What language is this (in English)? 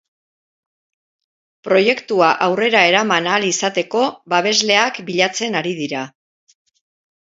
Basque